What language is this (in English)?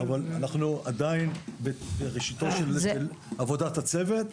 Hebrew